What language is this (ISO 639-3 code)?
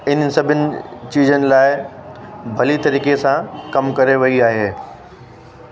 snd